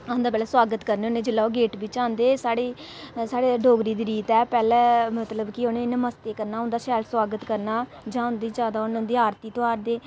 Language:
Dogri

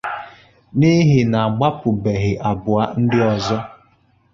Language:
Igbo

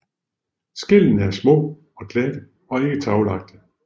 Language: Danish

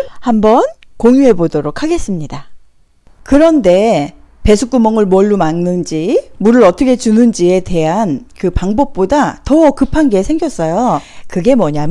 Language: Korean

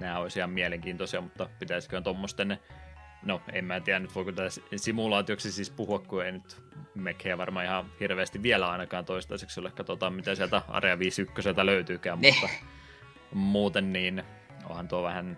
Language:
Finnish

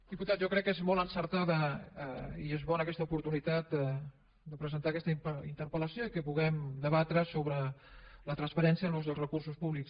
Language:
Catalan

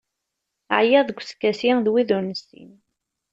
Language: Kabyle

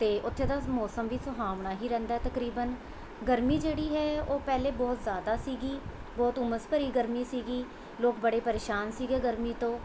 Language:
Punjabi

